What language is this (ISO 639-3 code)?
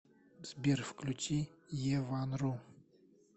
rus